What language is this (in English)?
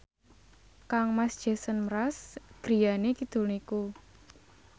Javanese